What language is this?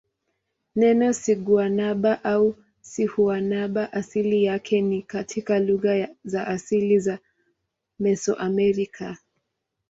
Swahili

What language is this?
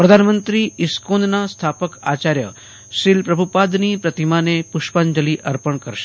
Gujarati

